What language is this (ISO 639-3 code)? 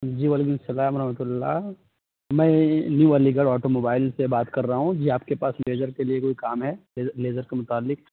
urd